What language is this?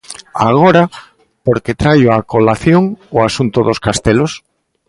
Galician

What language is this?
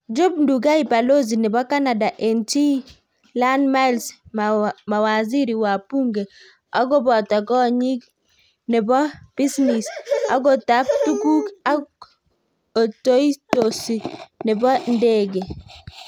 Kalenjin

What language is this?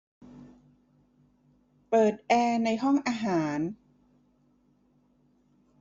Thai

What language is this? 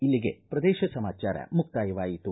Kannada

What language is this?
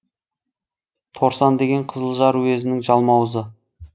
Kazakh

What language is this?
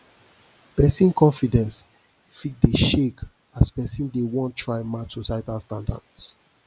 Nigerian Pidgin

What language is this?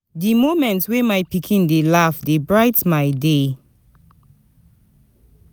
Nigerian Pidgin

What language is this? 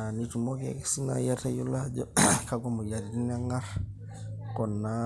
Masai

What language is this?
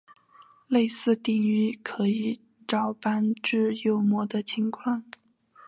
Chinese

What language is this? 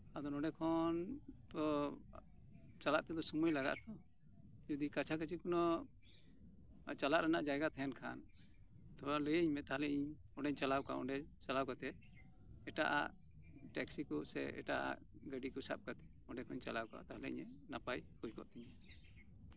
Santali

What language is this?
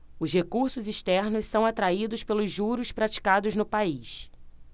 Portuguese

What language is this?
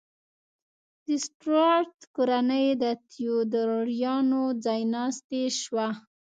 Pashto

